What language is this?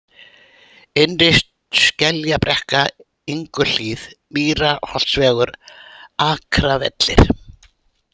Icelandic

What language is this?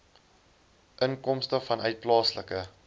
Afrikaans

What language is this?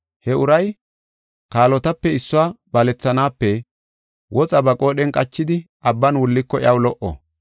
Gofa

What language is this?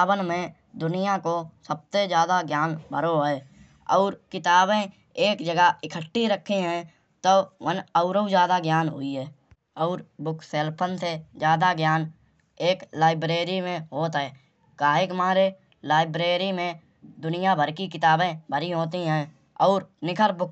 Kanauji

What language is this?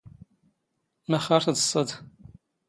Standard Moroccan Tamazight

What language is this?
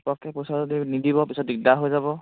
Assamese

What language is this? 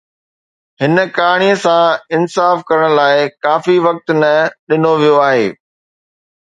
Sindhi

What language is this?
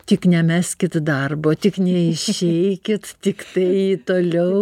Lithuanian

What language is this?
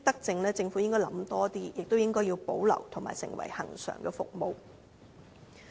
Cantonese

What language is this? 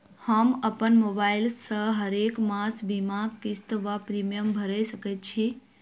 Maithili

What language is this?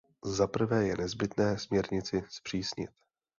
Czech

